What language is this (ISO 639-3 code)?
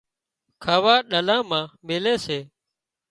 kxp